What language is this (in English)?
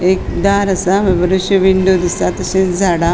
Konkani